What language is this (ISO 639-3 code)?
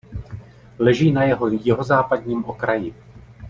ces